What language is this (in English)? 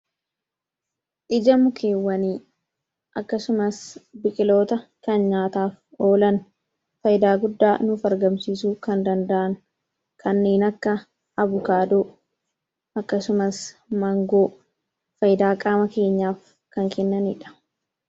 Oromo